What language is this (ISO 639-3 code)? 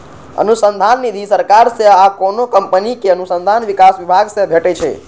mai